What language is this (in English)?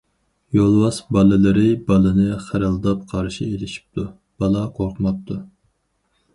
Uyghur